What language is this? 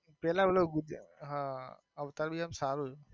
Gujarati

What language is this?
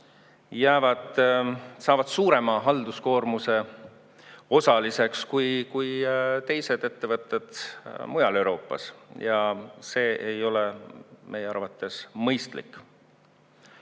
Estonian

